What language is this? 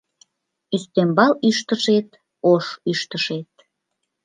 Mari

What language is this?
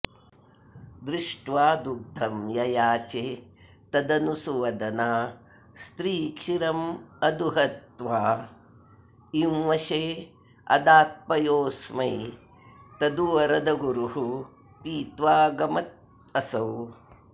Sanskrit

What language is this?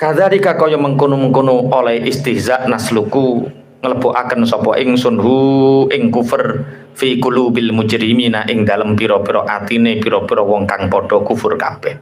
Indonesian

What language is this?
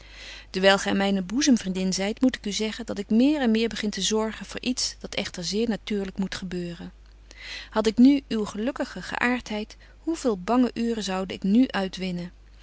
Dutch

